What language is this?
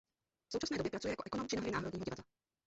Czech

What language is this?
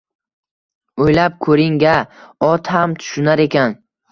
Uzbek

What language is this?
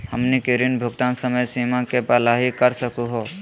Magahi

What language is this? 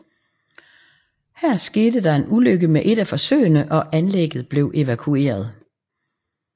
Danish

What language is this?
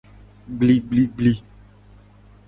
Gen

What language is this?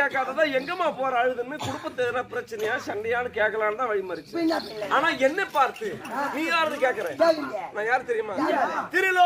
Arabic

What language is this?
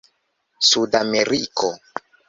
Esperanto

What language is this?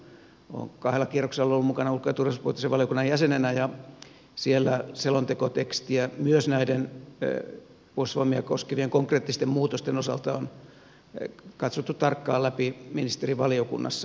Finnish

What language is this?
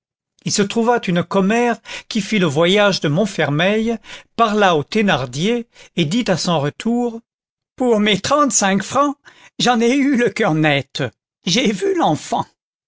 French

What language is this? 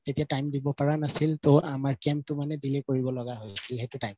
Assamese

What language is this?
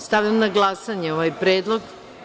Serbian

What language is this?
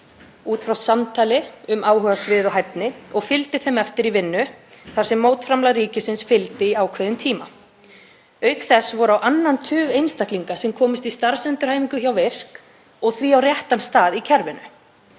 Icelandic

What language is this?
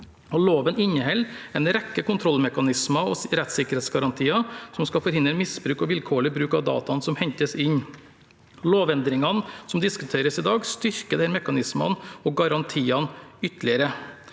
Norwegian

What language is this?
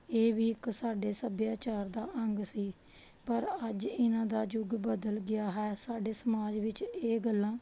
Punjabi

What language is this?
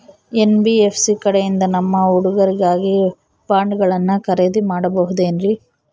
Kannada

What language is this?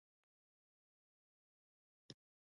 Pashto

